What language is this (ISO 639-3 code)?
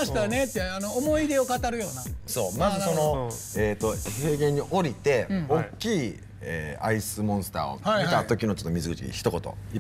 jpn